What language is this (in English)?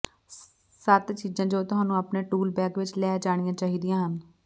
Punjabi